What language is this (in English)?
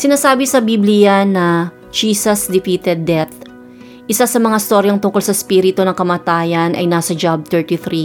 Filipino